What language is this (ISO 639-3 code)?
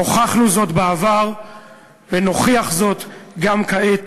heb